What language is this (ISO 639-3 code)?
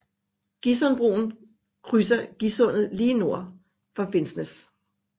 dan